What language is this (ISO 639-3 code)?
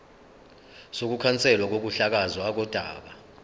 zul